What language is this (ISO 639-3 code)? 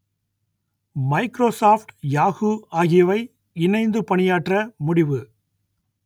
tam